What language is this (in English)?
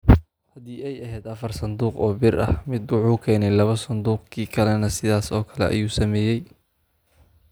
Somali